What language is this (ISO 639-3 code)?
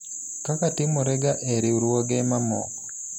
luo